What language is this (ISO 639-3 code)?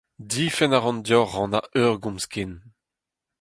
bre